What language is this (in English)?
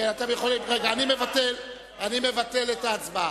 Hebrew